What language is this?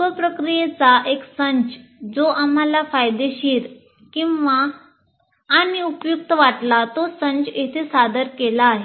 Marathi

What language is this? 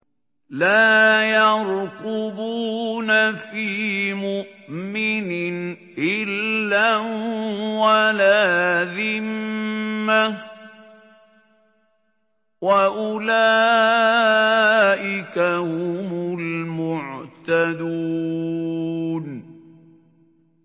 Arabic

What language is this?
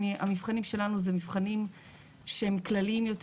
Hebrew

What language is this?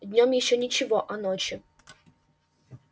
Russian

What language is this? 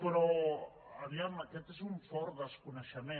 Catalan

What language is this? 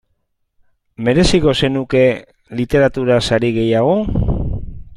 Basque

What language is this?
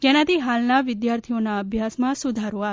Gujarati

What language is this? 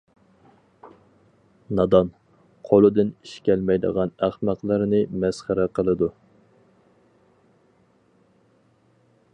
Uyghur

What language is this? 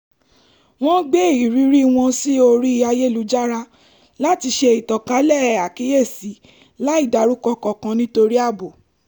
Yoruba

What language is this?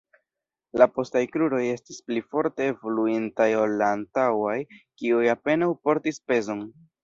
Esperanto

